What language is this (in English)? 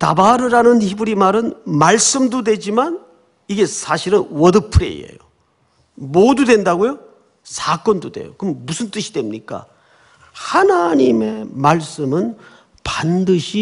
Korean